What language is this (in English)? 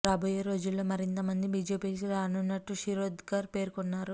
Telugu